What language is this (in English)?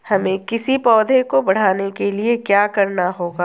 Hindi